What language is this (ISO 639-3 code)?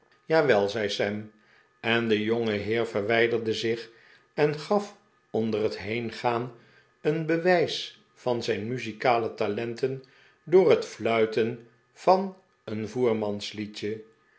nld